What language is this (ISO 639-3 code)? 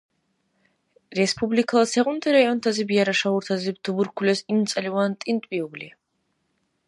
dar